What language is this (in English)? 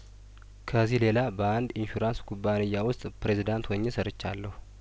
Amharic